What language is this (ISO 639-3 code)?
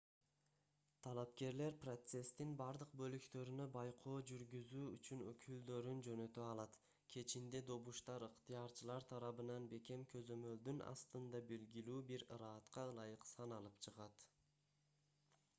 kir